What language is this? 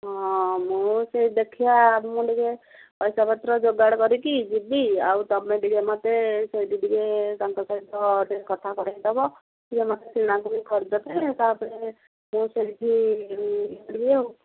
Odia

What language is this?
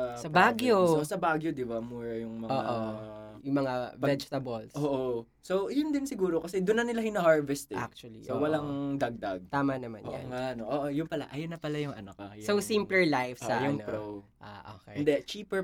Filipino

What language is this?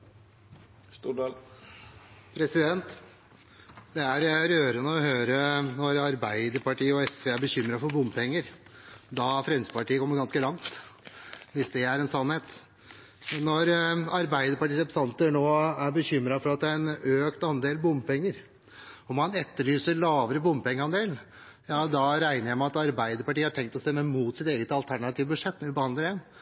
Norwegian Bokmål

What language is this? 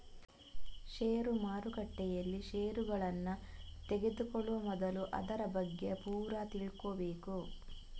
Kannada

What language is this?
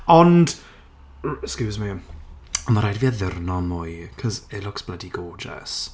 Welsh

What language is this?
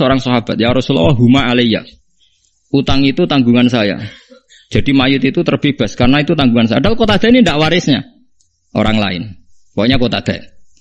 Indonesian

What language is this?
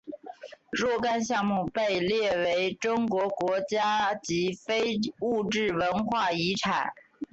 Chinese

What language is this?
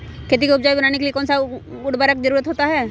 Magahi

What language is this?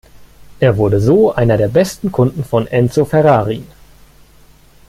German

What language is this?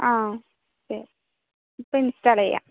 Malayalam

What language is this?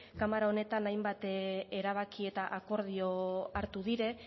Basque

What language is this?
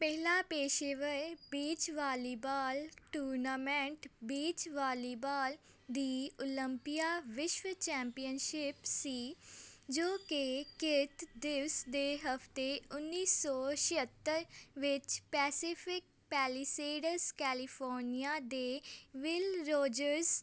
Punjabi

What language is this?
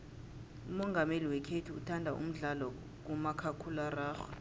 South Ndebele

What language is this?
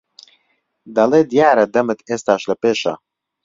Central Kurdish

